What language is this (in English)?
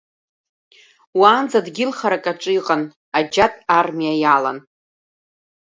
Abkhazian